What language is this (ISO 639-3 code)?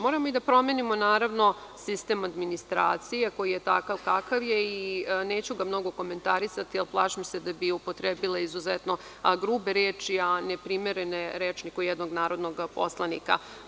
srp